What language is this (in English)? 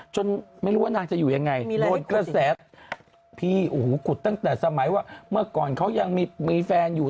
Thai